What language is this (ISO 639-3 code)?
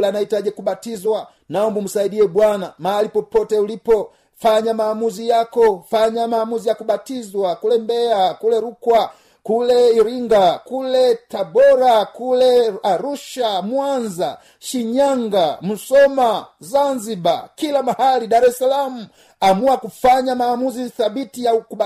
swa